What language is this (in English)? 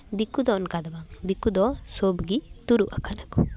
Santali